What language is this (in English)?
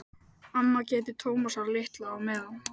Icelandic